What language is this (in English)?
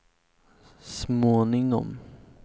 Swedish